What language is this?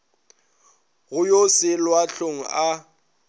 Northern Sotho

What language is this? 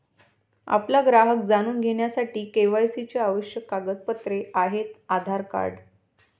Marathi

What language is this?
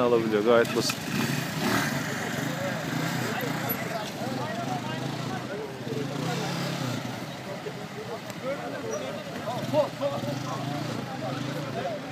Turkish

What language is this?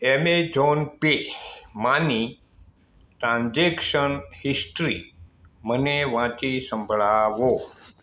Gujarati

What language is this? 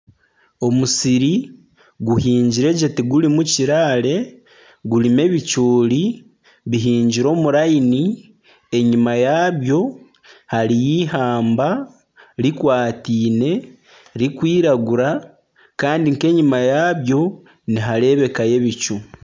Nyankole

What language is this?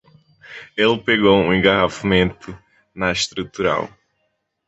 Portuguese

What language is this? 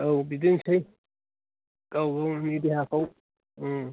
Bodo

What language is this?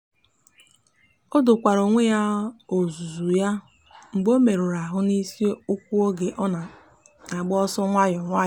Igbo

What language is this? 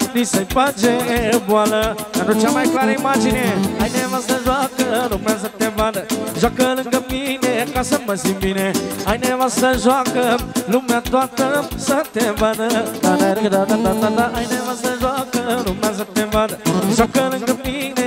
Romanian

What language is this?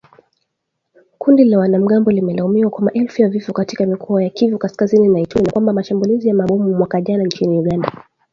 Swahili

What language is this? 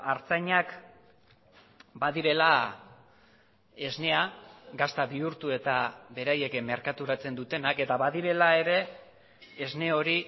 Basque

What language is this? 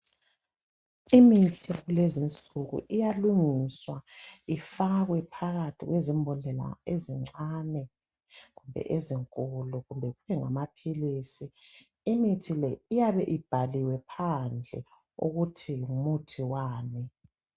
North Ndebele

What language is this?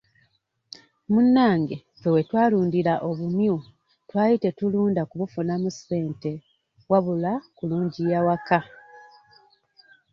Ganda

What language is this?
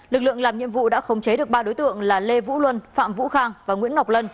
Vietnamese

